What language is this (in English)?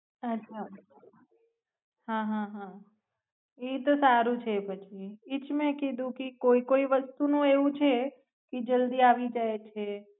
Gujarati